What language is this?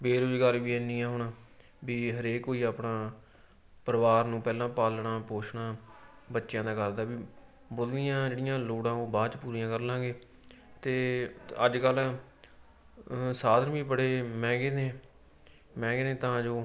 Punjabi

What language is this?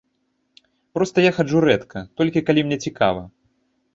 Belarusian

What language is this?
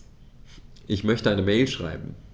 German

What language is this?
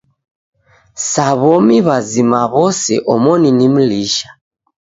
Taita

